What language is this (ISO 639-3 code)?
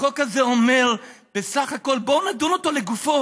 heb